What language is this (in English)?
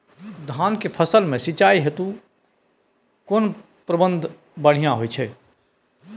Maithili